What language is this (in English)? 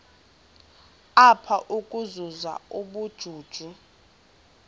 Xhosa